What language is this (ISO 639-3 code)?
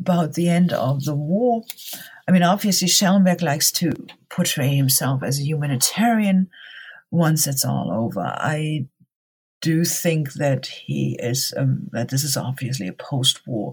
eng